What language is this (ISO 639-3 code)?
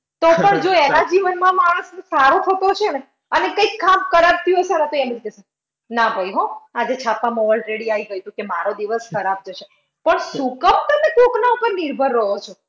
guj